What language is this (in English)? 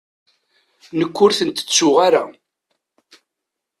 Kabyle